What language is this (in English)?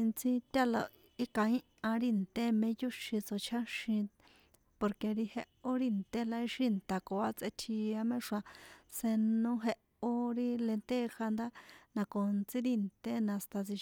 San Juan Atzingo Popoloca